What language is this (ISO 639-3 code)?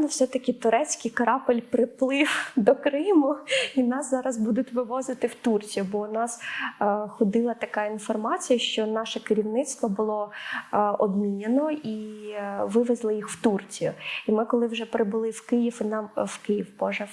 ukr